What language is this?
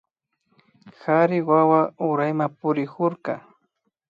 Imbabura Highland Quichua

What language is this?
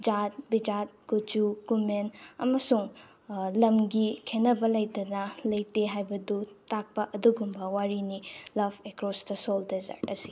Manipuri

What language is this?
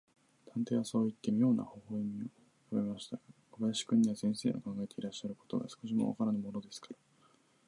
Japanese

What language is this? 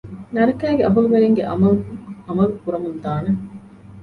Divehi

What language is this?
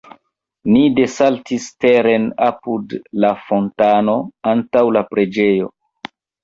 Esperanto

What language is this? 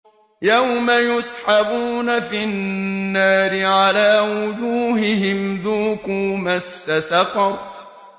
Arabic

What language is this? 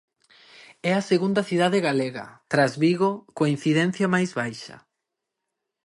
Galician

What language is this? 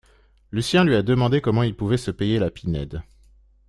French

